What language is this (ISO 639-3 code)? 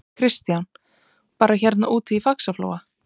isl